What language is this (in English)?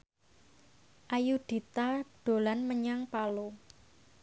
Javanese